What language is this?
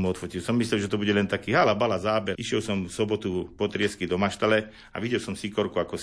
Slovak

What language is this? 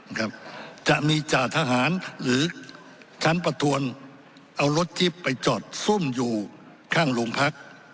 Thai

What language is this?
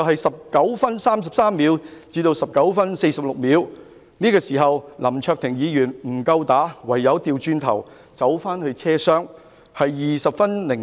Cantonese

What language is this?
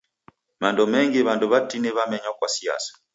Taita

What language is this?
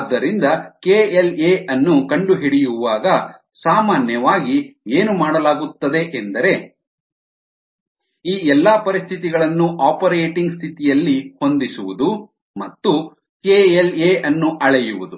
Kannada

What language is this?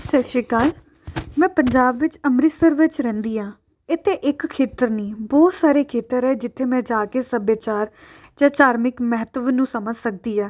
Punjabi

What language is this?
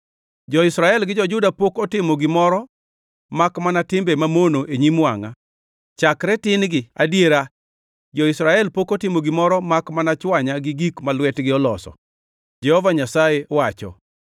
Luo (Kenya and Tanzania)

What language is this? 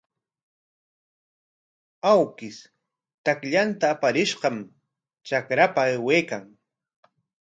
Corongo Ancash Quechua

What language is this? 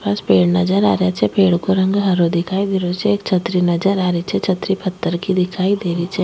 Rajasthani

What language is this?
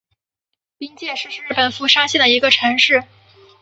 Chinese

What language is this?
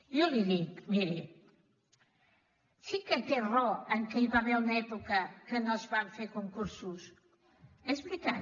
Catalan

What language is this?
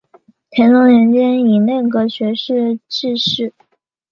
Chinese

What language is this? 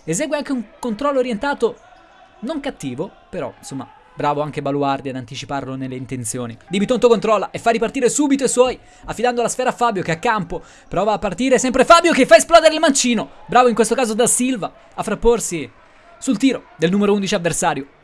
Italian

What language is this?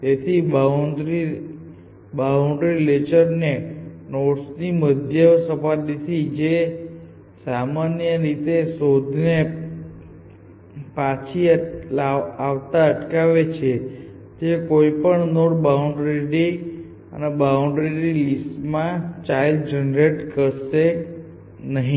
Gujarati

